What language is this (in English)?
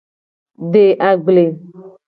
Gen